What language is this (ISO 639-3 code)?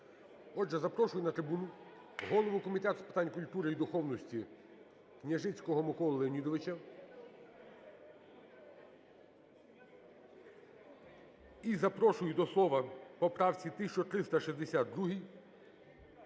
ukr